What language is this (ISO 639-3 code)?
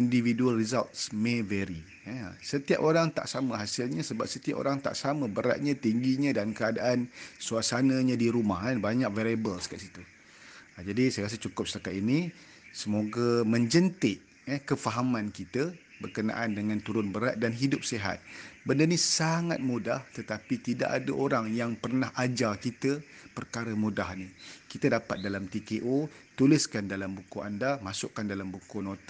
msa